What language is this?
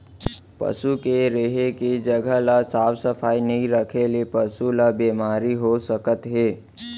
Chhattisgarhi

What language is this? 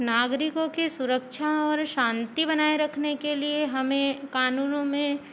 Hindi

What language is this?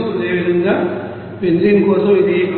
Telugu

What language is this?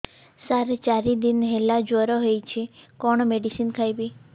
Odia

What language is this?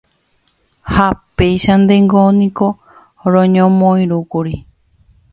Guarani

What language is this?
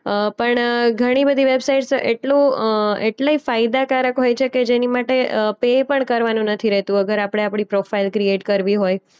Gujarati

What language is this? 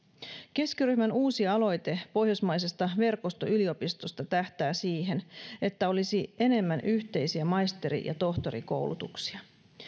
Finnish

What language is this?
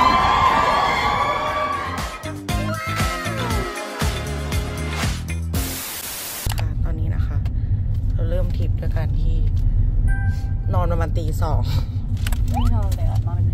Thai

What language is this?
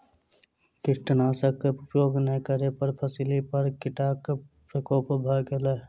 Maithili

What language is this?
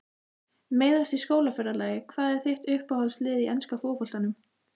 Icelandic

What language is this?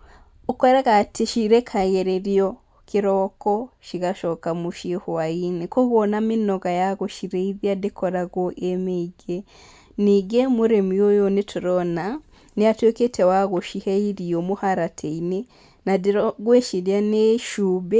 Kikuyu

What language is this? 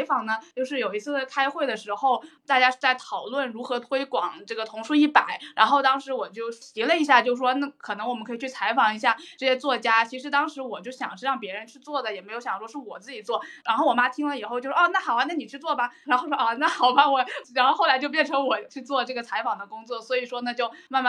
Chinese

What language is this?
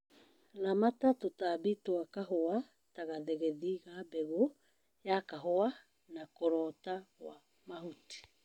Kikuyu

